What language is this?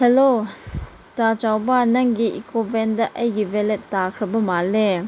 Manipuri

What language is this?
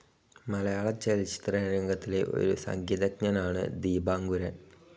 Malayalam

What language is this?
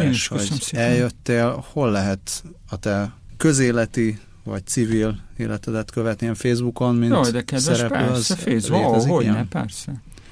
Hungarian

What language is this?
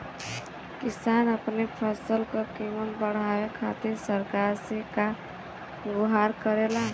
Bhojpuri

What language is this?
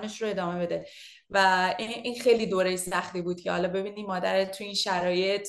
Persian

